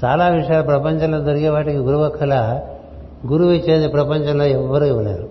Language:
Telugu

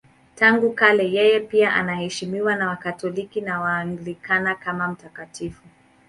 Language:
Swahili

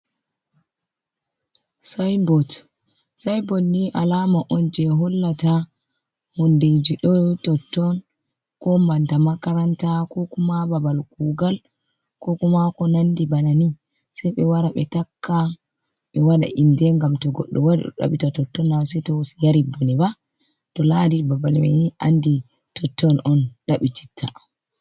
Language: Fula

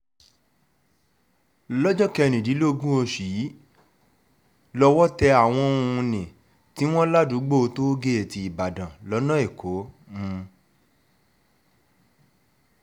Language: Yoruba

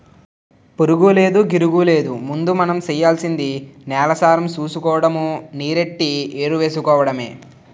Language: Telugu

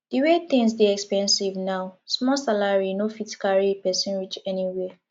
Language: Nigerian Pidgin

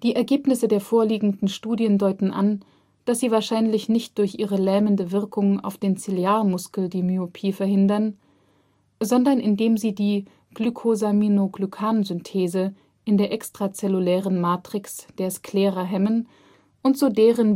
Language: German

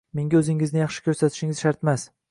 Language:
Uzbek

